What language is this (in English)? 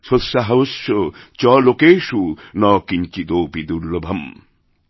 Bangla